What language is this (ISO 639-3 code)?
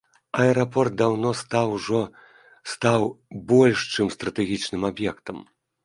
bel